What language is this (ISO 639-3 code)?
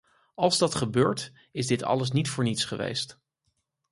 nld